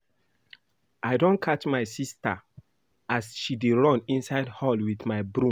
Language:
Nigerian Pidgin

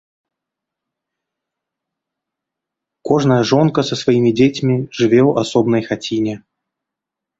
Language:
Belarusian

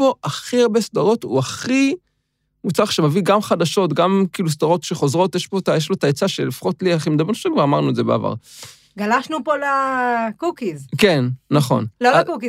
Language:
Hebrew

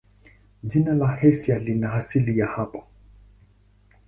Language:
Swahili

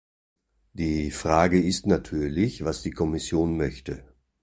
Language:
German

